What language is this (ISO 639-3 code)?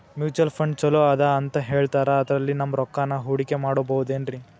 kan